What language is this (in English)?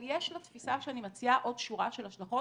Hebrew